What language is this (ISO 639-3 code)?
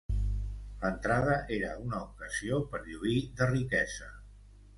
cat